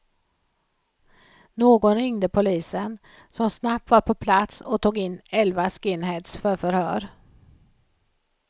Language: Swedish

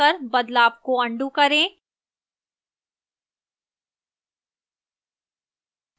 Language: Hindi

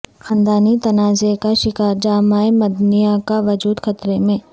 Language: Urdu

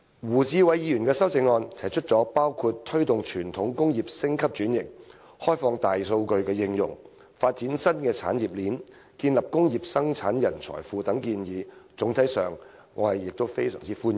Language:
Cantonese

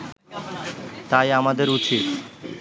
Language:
Bangla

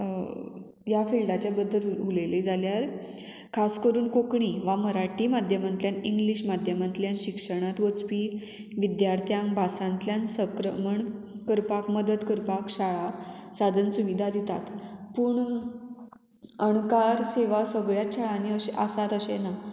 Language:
Konkani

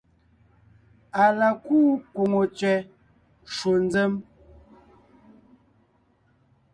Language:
Ngiemboon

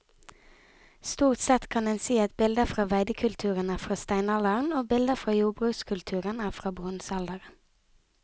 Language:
Norwegian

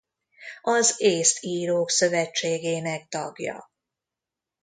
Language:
Hungarian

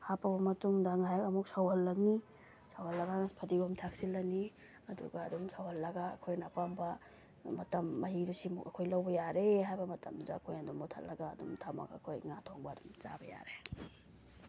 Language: Manipuri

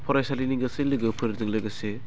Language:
Bodo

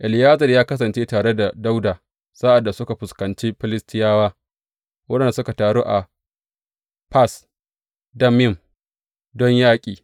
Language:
Hausa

